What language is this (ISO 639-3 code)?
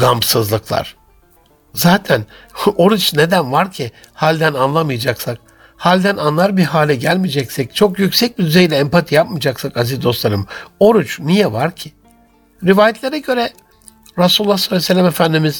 tur